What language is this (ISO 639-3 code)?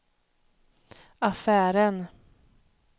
swe